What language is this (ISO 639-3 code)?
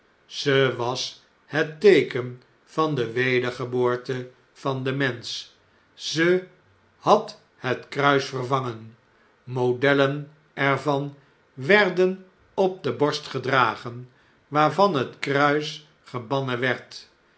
nld